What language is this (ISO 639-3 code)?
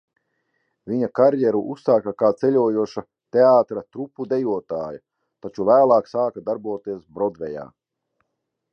lav